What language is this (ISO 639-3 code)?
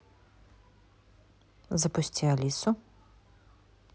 rus